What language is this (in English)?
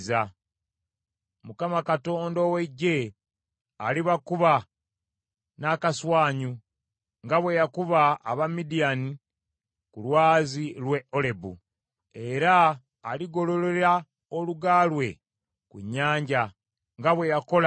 Ganda